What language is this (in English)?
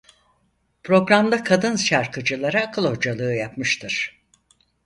Turkish